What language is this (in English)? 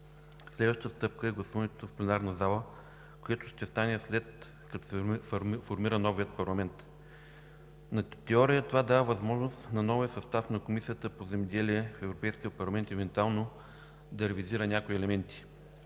Bulgarian